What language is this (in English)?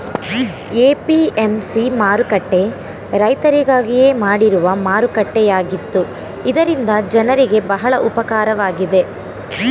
Kannada